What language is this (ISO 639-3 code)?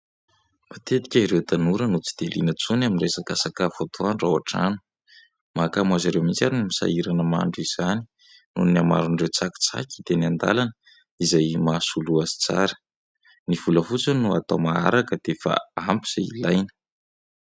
mlg